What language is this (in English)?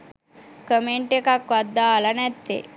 Sinhala